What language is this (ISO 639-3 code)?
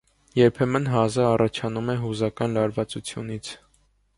hye